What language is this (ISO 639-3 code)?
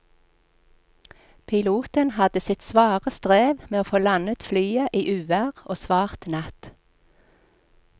nor